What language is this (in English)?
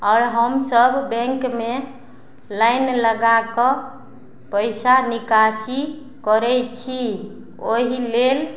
Maithili